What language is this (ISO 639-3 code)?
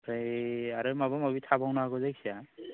brx